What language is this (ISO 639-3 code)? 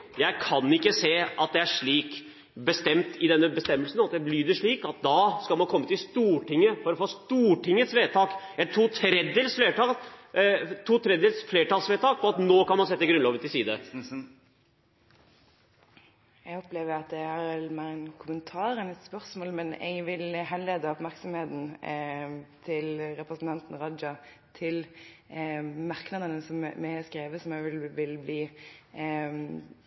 nob